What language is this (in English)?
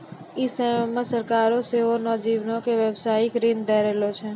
Maithili